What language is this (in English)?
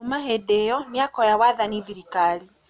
Kikuyu